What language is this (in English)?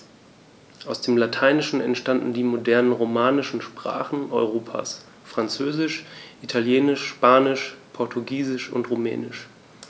German